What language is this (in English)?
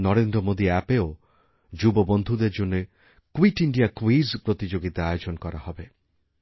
Bangla